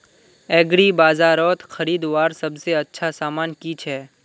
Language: Magahi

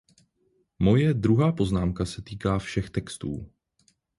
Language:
Czech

